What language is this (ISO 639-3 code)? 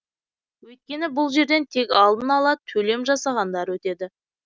kaz